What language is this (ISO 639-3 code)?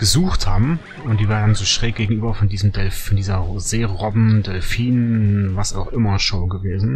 deu